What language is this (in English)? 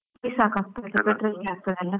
Kannada